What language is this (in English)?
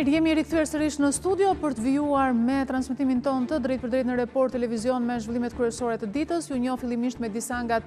Romanian